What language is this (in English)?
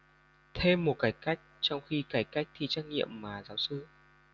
Vietnamese